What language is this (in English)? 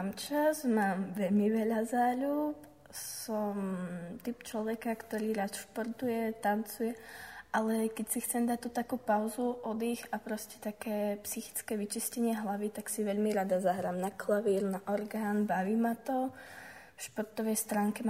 Slovak